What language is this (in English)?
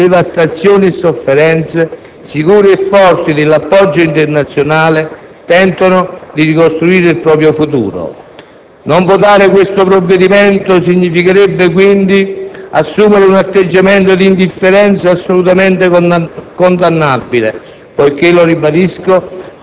Italian